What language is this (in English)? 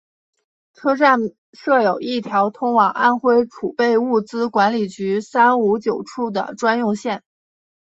Chinese